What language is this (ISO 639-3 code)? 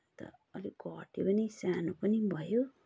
nep